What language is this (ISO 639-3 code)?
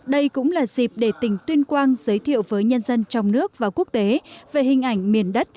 vie